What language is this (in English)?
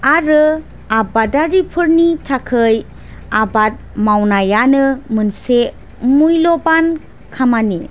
Bodo